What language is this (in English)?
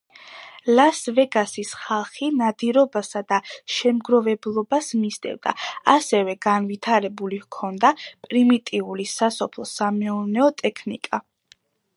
Georgian